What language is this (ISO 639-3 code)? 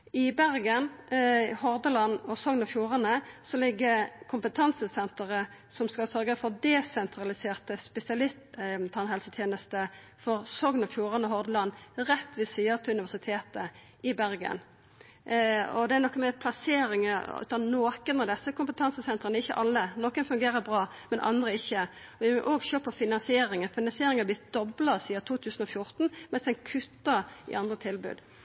nno